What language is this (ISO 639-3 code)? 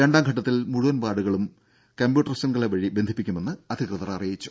mal